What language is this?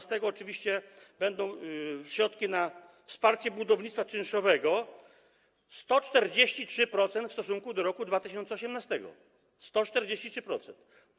Polish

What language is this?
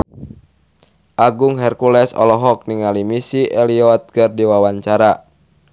Sundanese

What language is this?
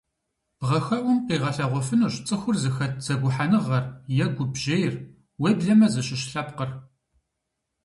Kabardian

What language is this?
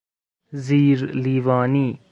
Persian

